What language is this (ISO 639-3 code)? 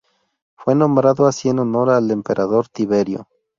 spa